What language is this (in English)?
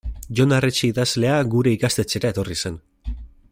Basque